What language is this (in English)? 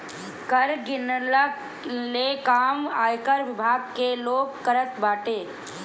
Bhojpuri